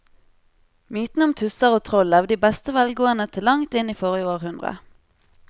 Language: Norwegian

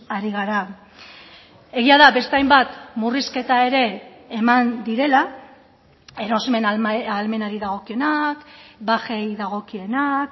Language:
Basque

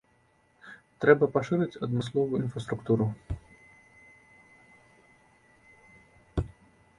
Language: Belarusian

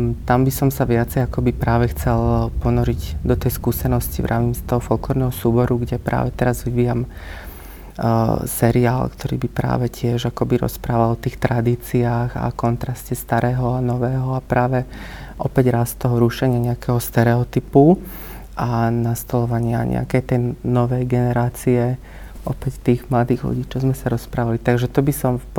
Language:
Slovak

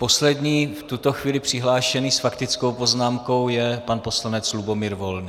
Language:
Czech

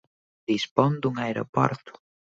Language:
Galician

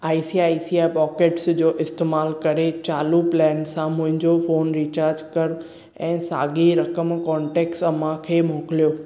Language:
Sindhi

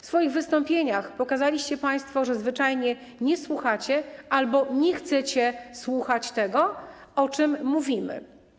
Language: Polish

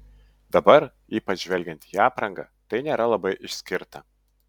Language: Lithuanian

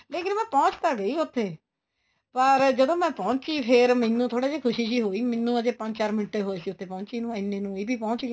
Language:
Punjabi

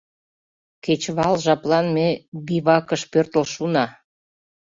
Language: Mari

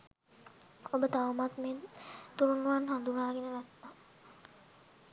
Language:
Sinhala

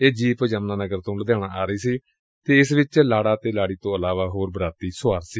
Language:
Punjabi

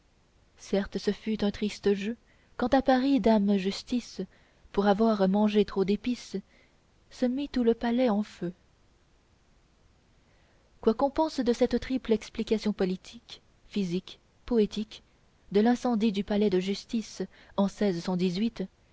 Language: French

